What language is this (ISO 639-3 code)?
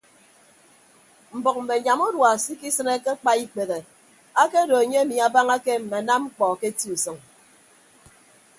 ibb